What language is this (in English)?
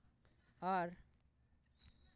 Santali